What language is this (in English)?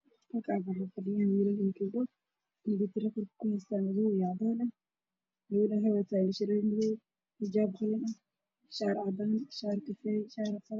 Somali